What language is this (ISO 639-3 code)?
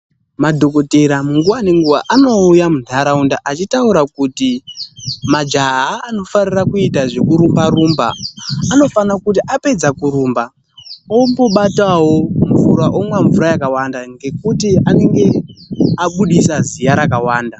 ndc